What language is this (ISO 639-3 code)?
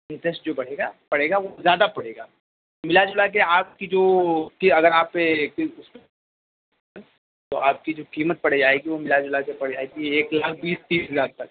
urd